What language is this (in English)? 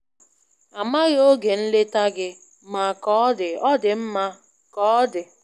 Igbo